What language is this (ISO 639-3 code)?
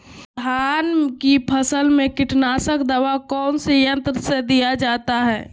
mag